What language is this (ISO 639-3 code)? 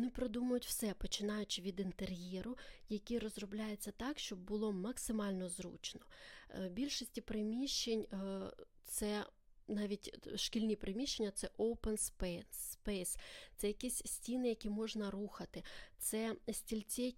ukr